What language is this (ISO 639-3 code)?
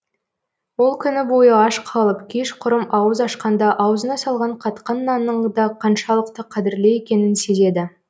kaz